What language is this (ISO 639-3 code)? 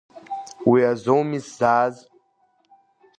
abk